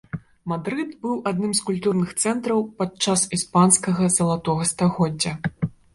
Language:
Belarusian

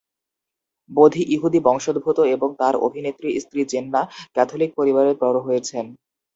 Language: Bangla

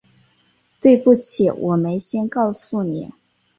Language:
Chinese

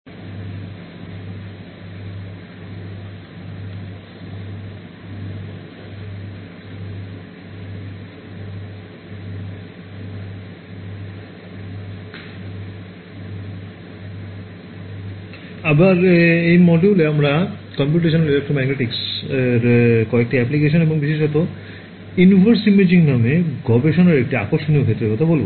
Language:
Bangla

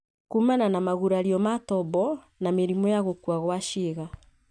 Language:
Kikuyu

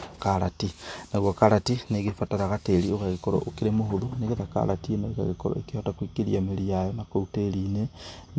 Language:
Kikuyu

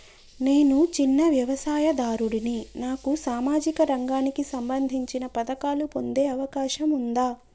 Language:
Telugu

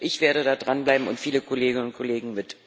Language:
German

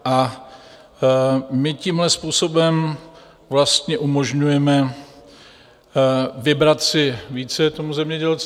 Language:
Czech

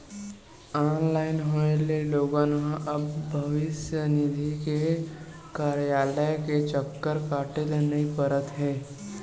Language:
Chhattisgarhi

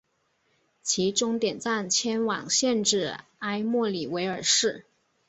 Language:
Chinese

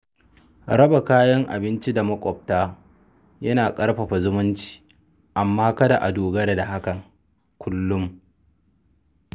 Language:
Hausa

